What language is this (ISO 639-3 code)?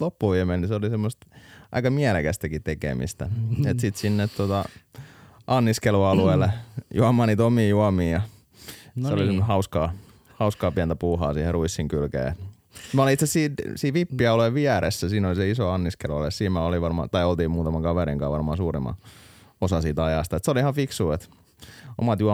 fin